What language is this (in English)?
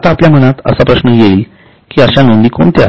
Marathi